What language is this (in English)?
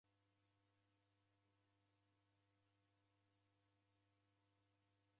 Taita